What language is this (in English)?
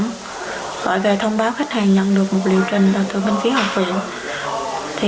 Vietnamese